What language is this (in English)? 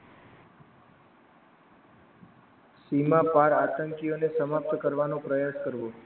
Gujarati